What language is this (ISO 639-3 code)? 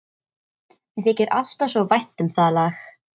isl